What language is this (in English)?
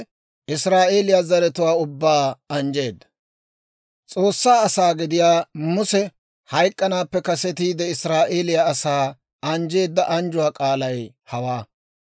Dawro